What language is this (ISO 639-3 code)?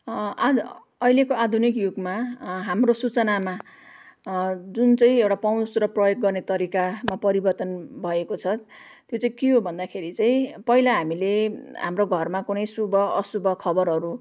nep